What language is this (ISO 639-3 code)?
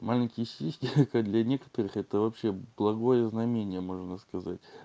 rus